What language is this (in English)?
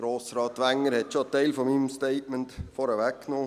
Swiss German